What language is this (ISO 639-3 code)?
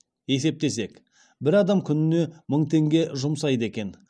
kaz